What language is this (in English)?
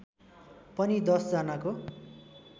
Nepali